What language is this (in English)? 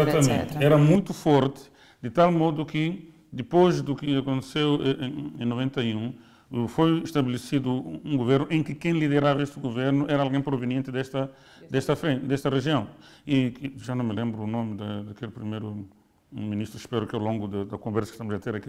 Portuguese